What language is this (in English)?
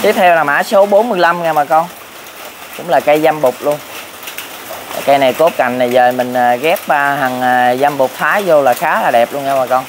Vietnamese